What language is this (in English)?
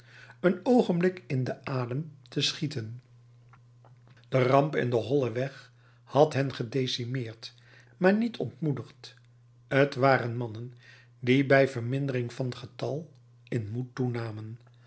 Dutch